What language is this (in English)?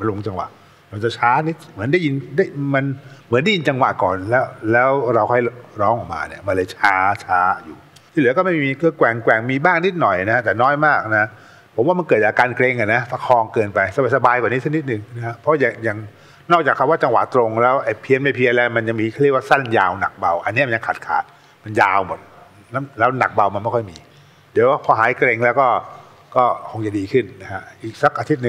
Thai